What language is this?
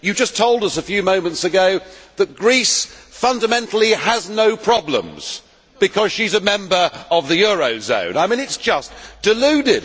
English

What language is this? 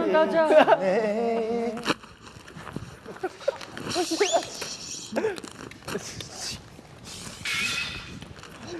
Korean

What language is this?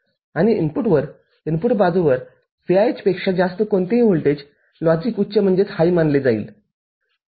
Marathi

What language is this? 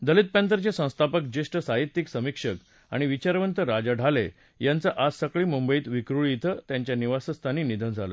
Marathi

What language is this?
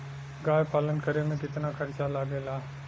Bhojpuri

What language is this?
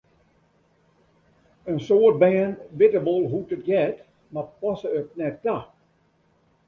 Western Frisian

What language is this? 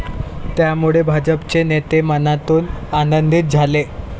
Marathi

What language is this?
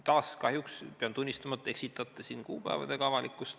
Estonian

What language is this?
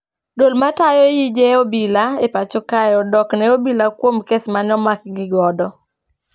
Luo (Kenya and Tanzania)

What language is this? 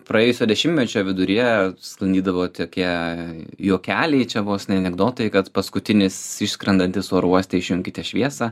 Lithuanian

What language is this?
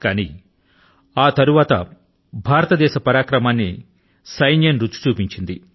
Telugu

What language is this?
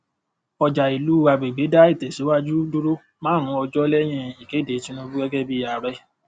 Yoruba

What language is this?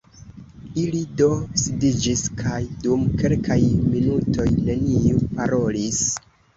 Esperanto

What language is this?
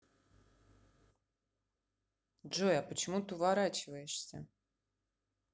Russian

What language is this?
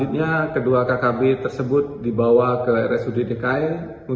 Indonesian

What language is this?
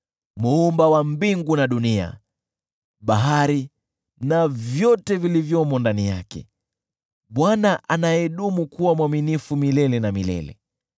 Swahili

